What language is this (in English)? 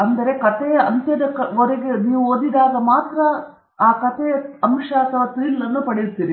Kannada